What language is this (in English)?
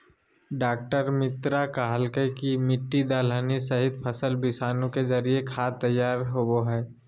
Magahi